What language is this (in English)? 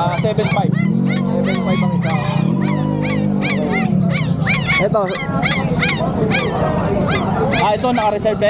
Filipino